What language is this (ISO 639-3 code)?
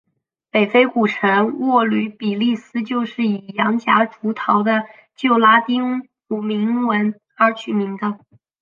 zho